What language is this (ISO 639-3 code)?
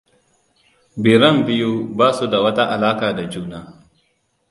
hau